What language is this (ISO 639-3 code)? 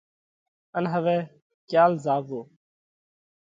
kvx